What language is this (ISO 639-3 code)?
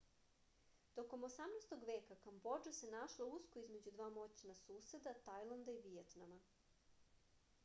srp